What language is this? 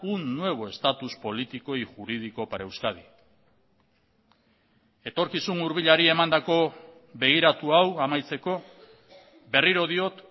Basque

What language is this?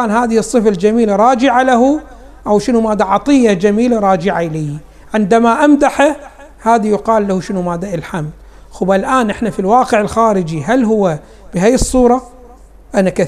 Arabic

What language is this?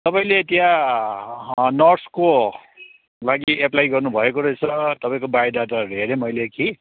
Nepali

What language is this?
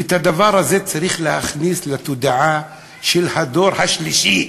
Hebrew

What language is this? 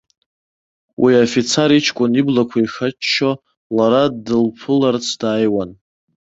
Abkhazian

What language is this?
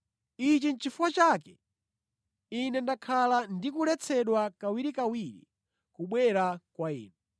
Nyanja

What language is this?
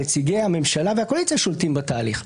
Hebrew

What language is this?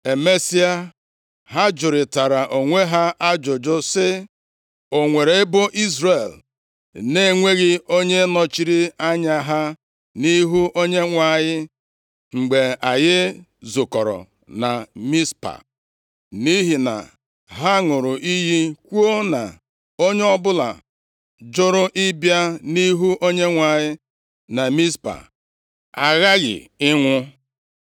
Igbo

